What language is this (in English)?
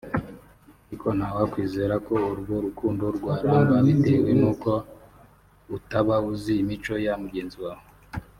Kinyarwanda